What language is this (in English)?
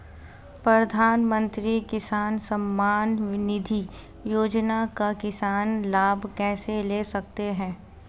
Hindi